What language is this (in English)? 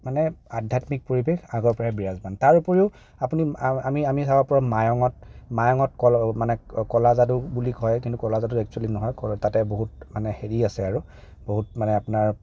Assamese